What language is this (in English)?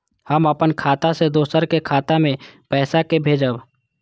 Maithili